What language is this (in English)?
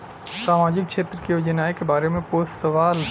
Bhojpuri